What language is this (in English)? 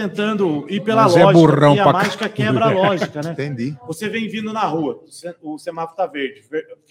Portuguese